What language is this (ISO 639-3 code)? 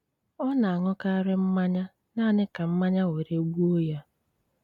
ibo